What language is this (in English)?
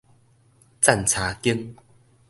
Min Nan Chinese